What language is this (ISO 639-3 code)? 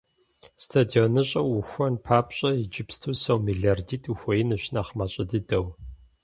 kbd